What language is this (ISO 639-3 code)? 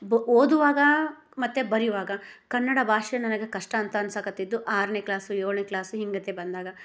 kan